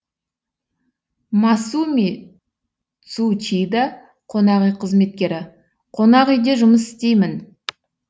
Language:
Kazakh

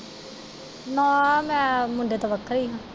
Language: Punjabi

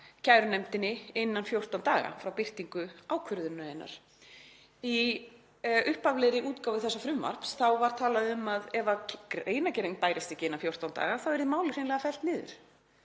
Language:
Icelandic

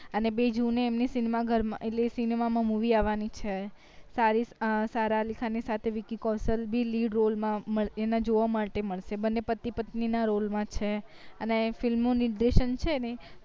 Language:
Gujarati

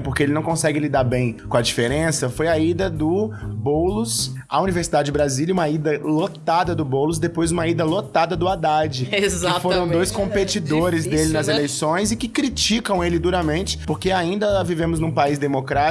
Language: Portuguese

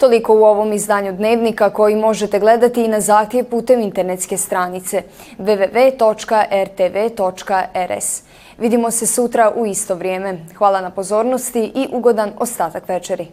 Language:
Croatian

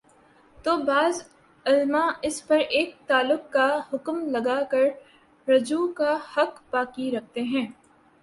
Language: Urdu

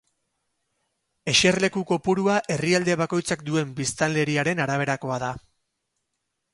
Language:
Basque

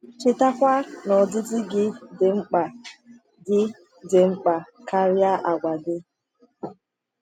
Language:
Igbo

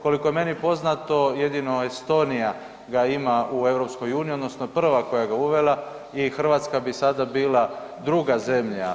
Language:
Croatian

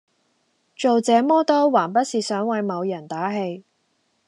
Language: Cantonese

